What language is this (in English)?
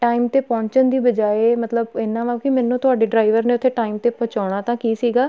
Punjabi